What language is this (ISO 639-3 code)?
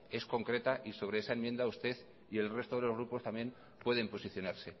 spa